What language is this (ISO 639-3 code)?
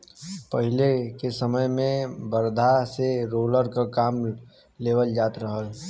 bho